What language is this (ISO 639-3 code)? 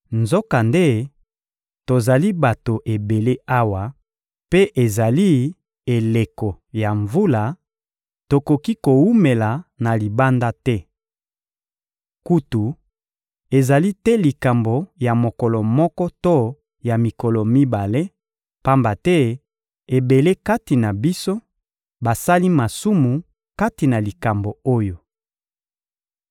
lin